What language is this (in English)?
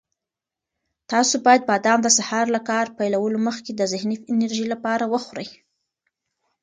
Pashto